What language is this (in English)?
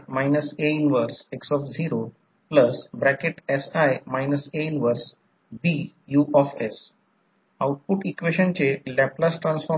Marathi